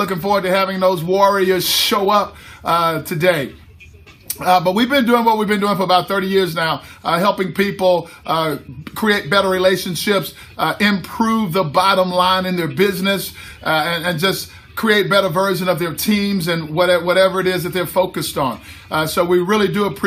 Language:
English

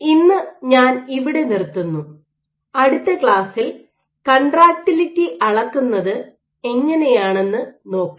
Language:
Malayalam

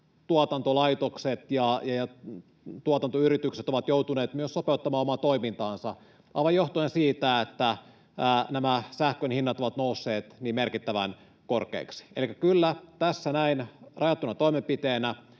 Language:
Finnish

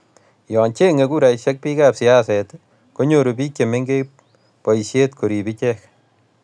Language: Kalenjin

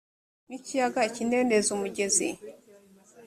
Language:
Kinyarwanda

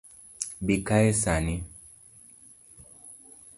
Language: Luo (Kenya and Tanzania)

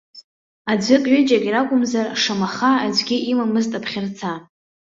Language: Abkhazian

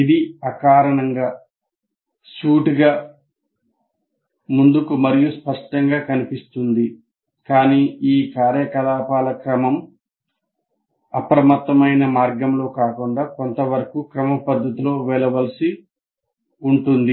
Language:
Telugu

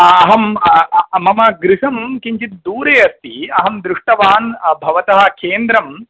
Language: Sanskrit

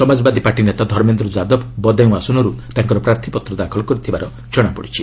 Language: Odia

